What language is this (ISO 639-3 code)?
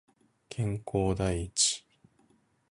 jpn